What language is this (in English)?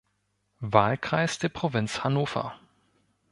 German